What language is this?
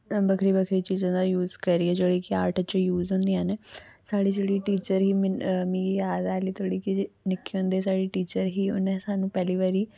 Dogri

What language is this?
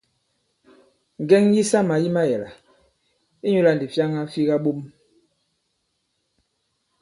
Bankon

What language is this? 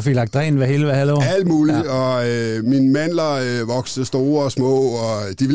Danish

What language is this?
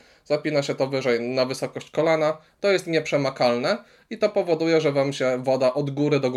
Polish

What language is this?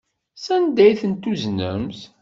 Kabyle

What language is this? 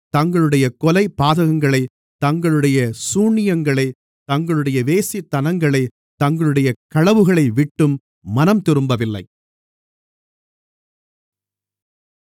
Tamil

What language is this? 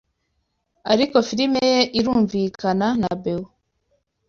Kinyarwanda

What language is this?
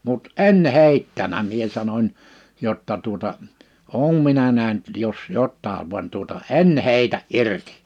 Finnish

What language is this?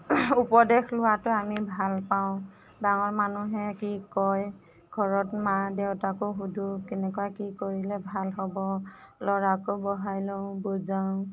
Assamese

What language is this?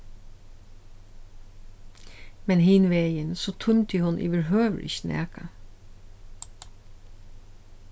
Faroese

